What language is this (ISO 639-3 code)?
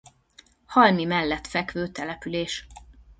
hun